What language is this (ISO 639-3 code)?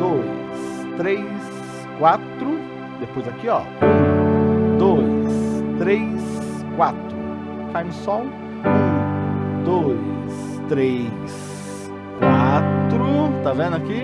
por